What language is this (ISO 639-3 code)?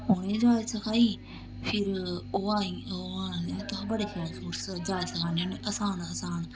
doi